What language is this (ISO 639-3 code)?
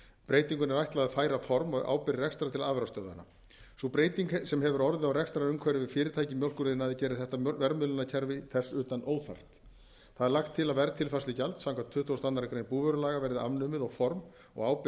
isl